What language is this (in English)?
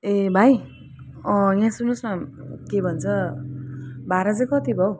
Nepali